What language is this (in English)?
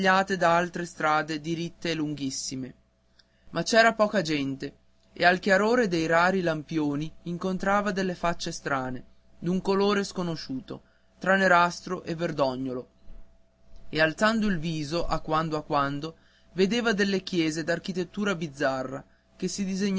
Italian